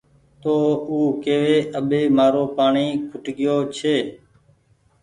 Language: Goaria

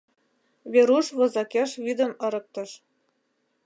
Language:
Mari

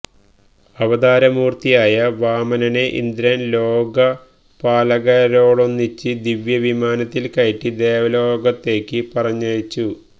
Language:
Malayalam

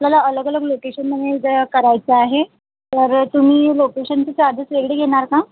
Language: Marathi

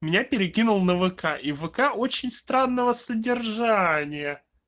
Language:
Russian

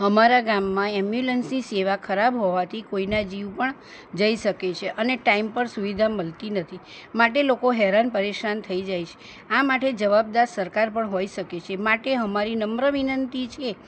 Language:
Gujarati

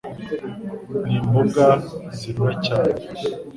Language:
Kinyarwanda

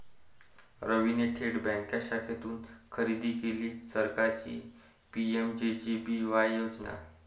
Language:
Marathi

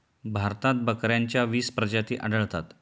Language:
Marathi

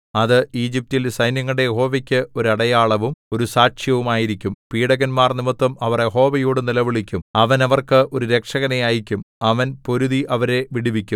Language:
Malayalam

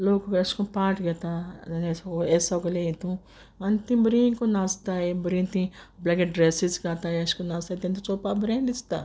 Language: Konkani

